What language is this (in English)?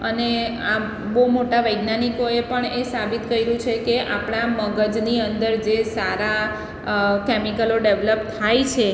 Gujarati